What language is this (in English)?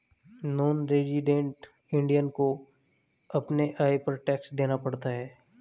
Hindi